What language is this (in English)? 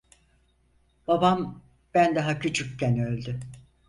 Turkish